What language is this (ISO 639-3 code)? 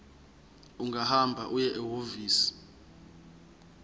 zul